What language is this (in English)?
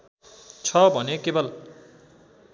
Nepali